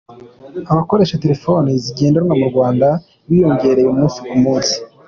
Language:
Kinyarwanda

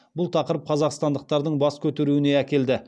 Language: Kazakh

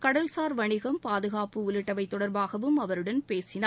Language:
Tamil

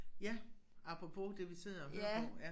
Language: Danish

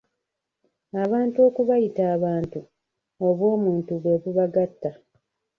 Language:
Ganda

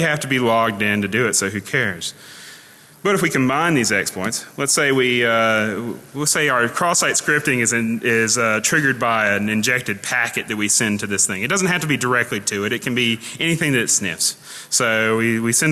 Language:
English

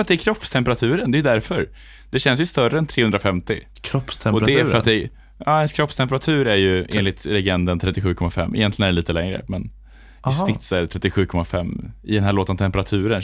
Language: Swedish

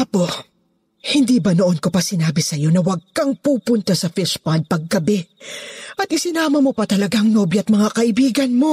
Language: Filipino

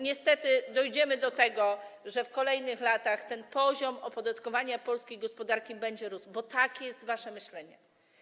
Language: Polish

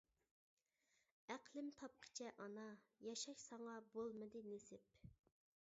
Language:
Uyghur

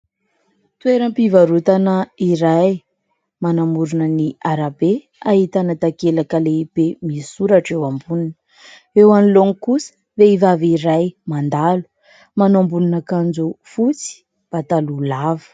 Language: Malagasy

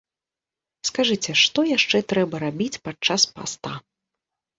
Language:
Belarusian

